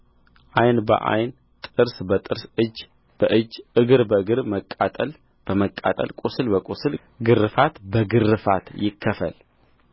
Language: Amharic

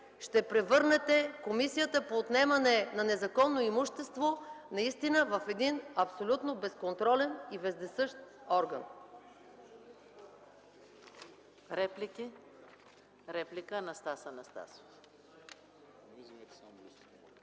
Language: Bulgarian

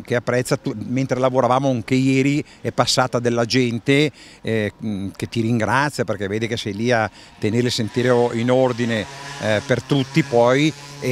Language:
Italian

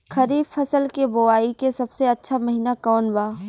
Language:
Bhojpuri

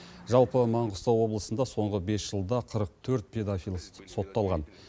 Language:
Kazakh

